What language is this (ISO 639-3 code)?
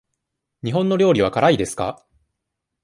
jpn